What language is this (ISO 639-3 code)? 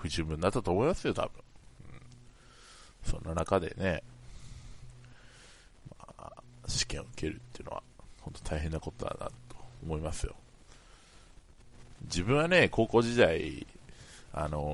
jpn